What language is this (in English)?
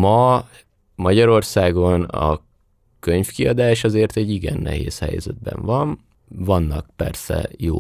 Hungarian